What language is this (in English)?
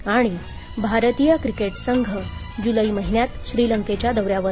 Marathi